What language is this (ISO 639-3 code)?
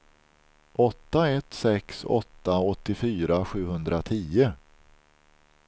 swe